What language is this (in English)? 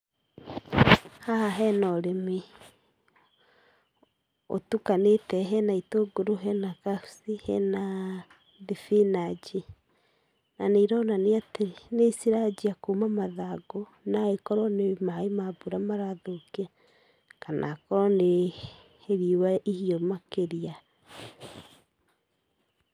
Kikuyu